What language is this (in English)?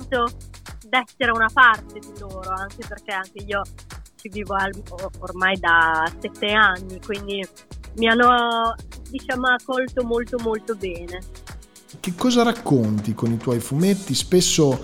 Italian